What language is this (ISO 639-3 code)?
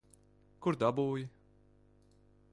lav